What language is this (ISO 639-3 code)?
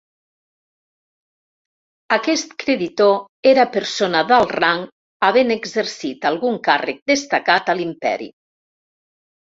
cat